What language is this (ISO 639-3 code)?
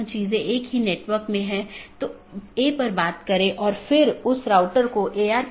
hin